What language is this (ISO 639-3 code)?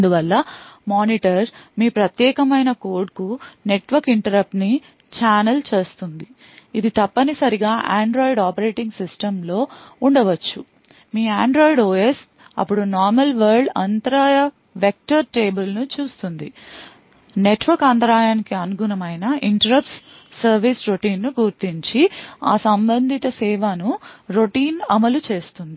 tel